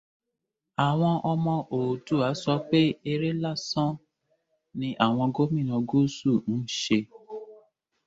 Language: Yoruba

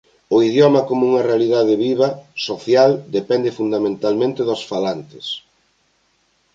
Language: Galician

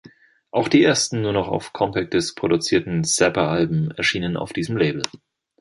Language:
German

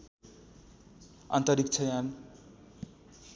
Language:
Nepali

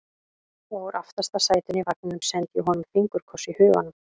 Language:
Icelandic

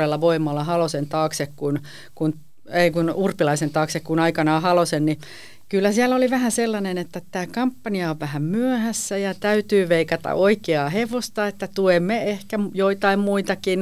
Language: Finnish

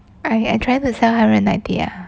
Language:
English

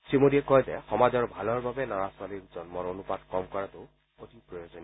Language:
Assamese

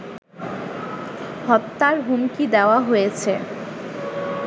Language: Bangla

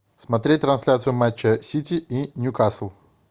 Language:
Russian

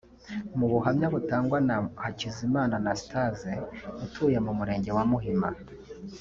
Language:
Kinyarwanda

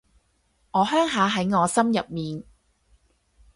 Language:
Cantonese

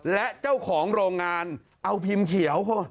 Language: Thai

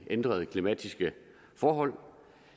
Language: Danish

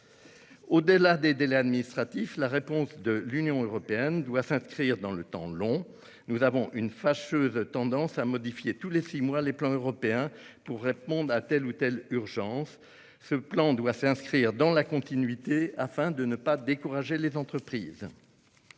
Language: French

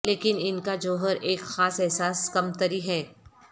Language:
Urdu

